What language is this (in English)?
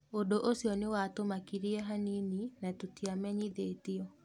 Kikuyu